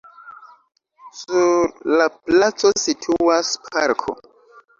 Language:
Esperanto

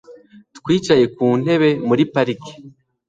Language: Kinyarwanda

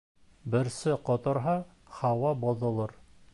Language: Bashkir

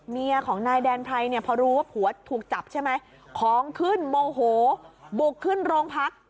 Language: Thai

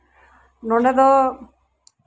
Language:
Santali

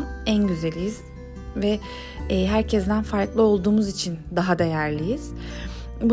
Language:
Turkish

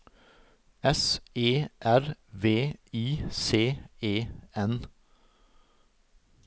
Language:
Norwegian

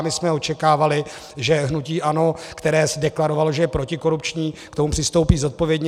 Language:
Czech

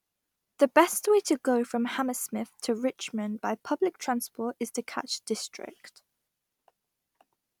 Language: English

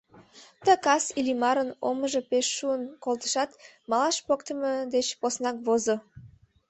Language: Mari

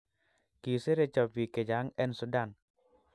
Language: Kalenjin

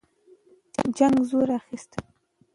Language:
Pashto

